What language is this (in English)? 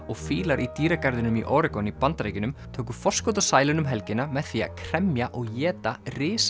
Icelandic